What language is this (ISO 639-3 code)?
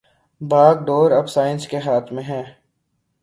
urd